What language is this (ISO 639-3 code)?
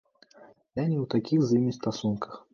bel